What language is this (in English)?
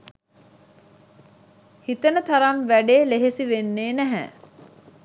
Sinhala